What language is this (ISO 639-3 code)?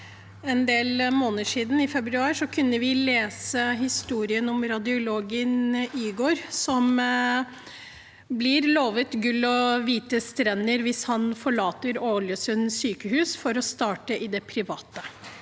nor